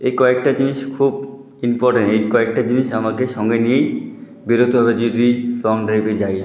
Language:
Bangla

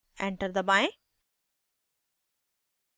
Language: Hindi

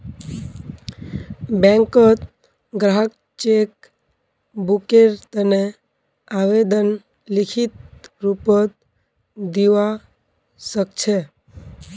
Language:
Magahi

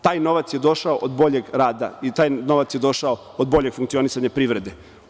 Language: Serbian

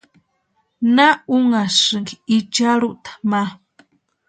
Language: Western Highland Purepecha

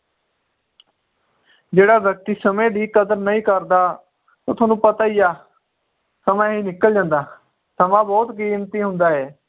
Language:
Punjabi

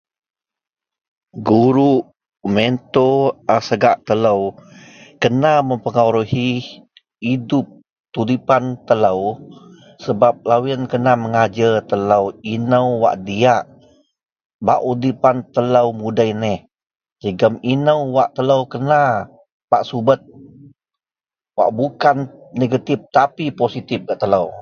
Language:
Central Melanau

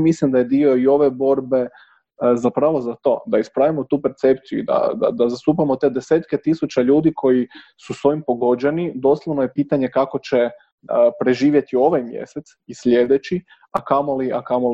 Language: Croatian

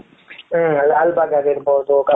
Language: Kannada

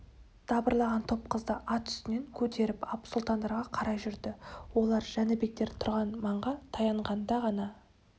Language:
Kazakh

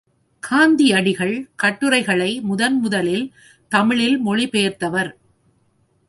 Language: Tamil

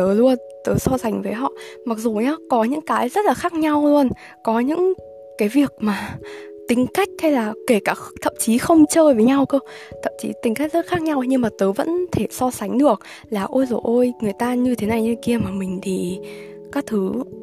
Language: Vietnamese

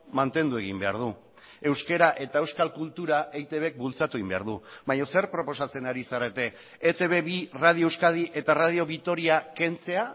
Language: Basque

